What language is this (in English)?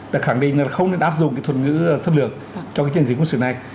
Vietnamese